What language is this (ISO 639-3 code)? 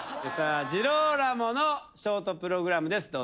jpn